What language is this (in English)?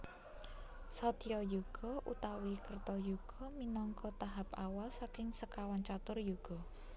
Javanese